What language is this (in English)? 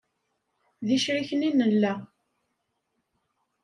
Kabyle